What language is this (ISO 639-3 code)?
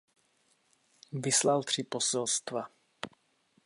ces